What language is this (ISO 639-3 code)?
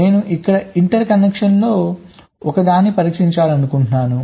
tel